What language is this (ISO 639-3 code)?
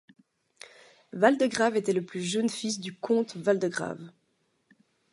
fra